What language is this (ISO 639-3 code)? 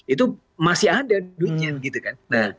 ind